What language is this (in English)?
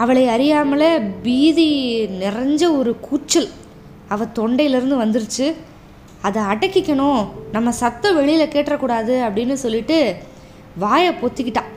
Tamil